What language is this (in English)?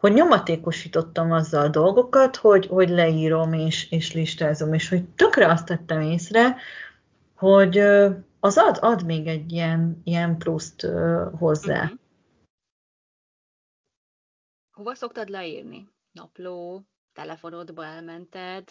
Hungarian